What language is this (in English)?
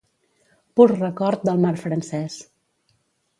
Catalan